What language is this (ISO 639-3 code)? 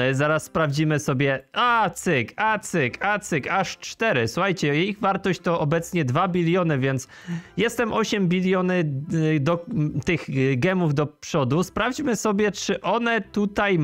pol